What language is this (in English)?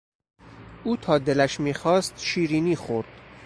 Persian